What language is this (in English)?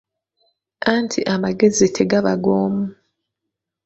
Ganda